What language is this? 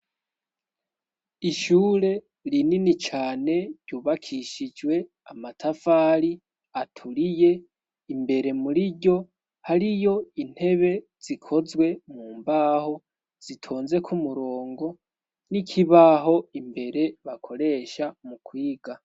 Rundi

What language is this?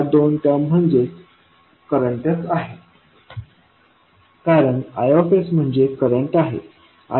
Marathi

